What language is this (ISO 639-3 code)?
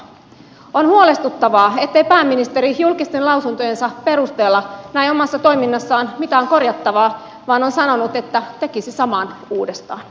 fin